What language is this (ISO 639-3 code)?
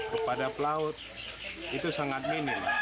ind